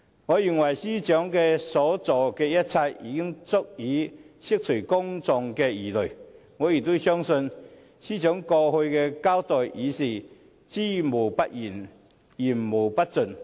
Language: Cantonese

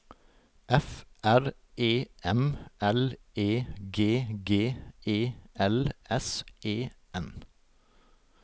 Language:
Norwegian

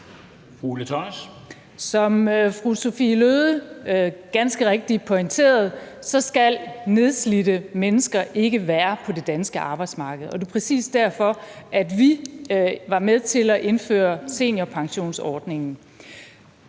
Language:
Danish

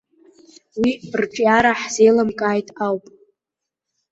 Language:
Abkhazian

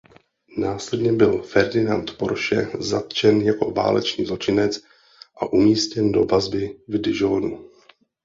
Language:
Czech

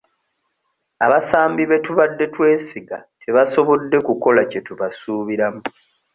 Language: Ganda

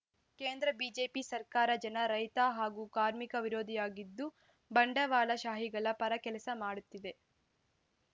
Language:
Kannada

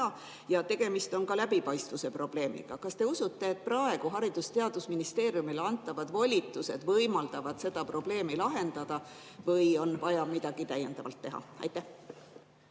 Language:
Estonian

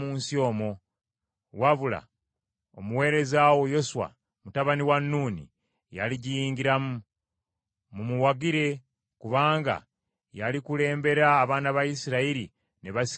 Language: Ganda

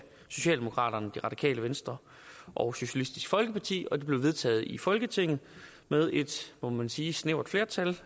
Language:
Danish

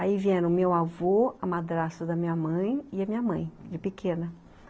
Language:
Portuguese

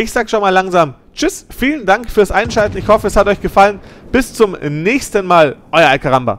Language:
German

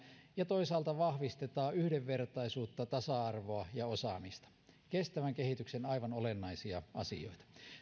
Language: Finnish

